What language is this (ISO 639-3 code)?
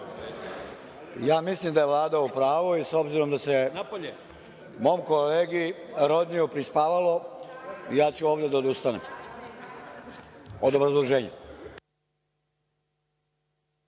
srp